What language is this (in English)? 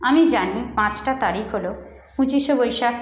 Bangla